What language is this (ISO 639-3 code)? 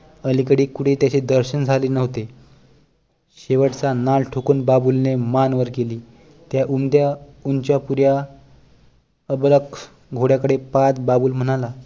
mar